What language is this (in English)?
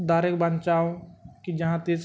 Santali